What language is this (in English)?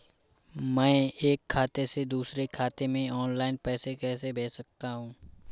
Hindi